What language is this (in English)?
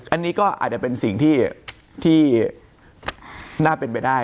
Thai